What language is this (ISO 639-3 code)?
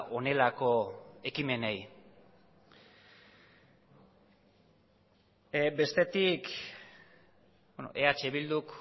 eus